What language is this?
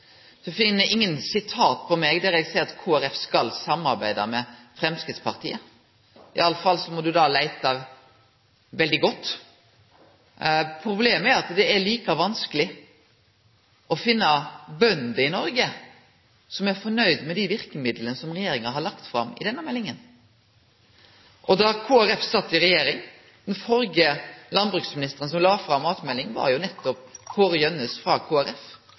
Norwegian Nynorsk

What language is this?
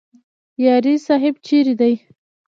Pashto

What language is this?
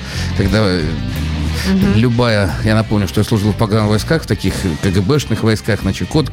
Russian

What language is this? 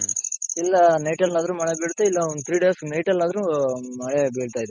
Kannada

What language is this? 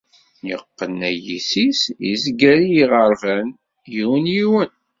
Kabyle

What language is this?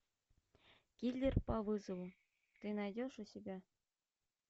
Russian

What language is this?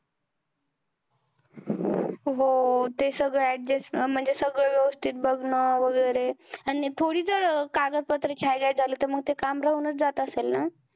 Marathi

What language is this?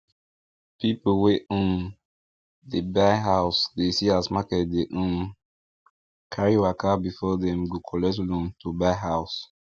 Nigerian Pidgin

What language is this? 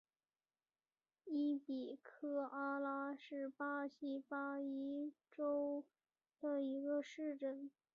Chinese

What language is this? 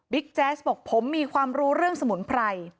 Thai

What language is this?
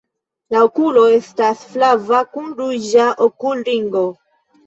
Esperanto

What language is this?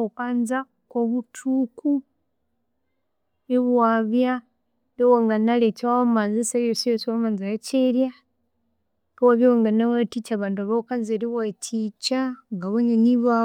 Konzo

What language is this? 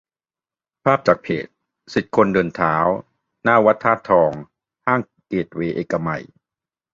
Thai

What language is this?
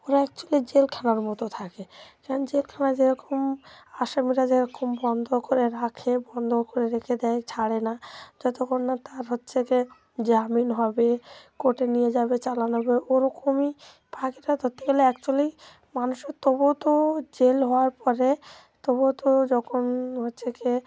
Bangla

